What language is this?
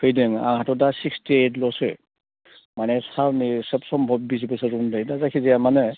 Bodo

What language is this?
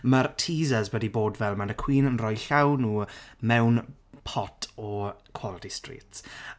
Welsh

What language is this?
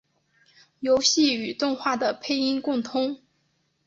Chinese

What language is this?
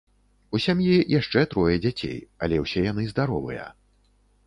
Belarusian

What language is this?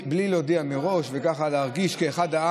Hebrew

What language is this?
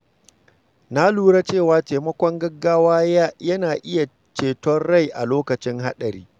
Hausa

